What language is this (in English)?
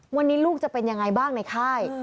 Thai